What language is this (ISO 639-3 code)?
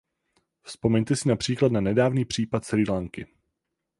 ces